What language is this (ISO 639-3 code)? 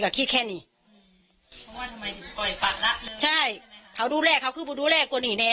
tha